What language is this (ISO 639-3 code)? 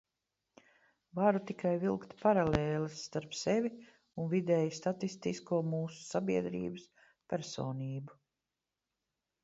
lav